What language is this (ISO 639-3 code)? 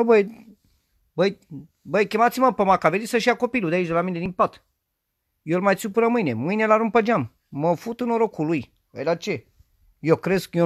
ron